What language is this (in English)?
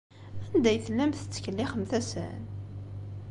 Kabyle